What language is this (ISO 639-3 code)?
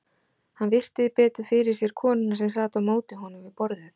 isl